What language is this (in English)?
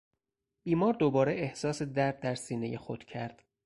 Persian